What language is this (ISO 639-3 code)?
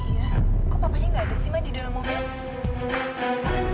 ind